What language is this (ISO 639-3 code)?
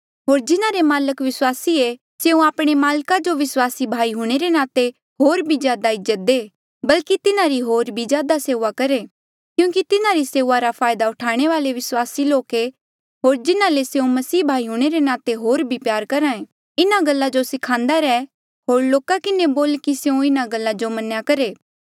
mjl